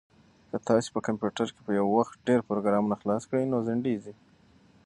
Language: Pashto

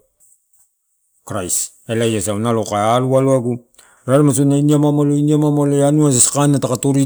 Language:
Torau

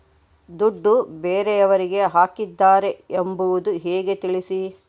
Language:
Kannada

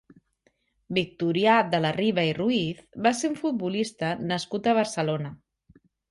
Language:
Catalan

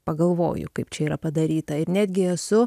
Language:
Lithuanian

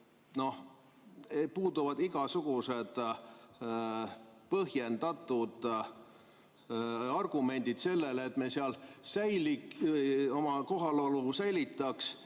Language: Estonian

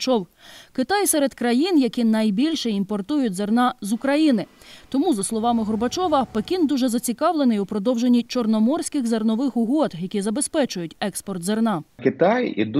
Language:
Ukrainian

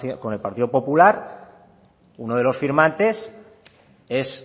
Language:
Spanish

